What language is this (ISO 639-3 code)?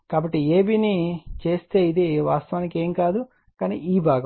tel